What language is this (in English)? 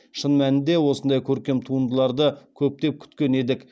Kazakh